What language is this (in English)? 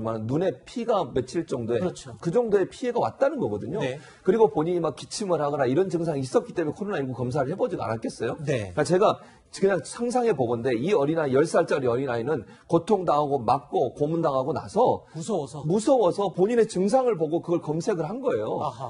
Korean